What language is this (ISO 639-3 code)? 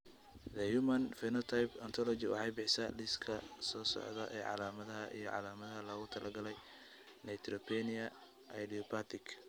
som